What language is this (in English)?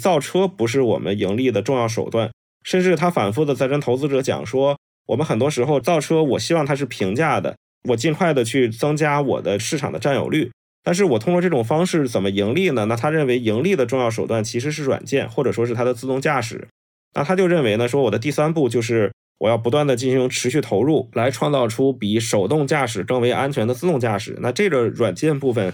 Chinese